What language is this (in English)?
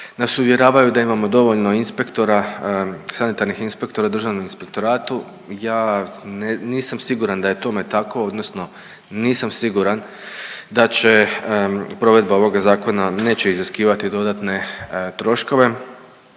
Croatian